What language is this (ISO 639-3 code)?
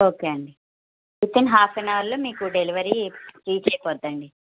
tel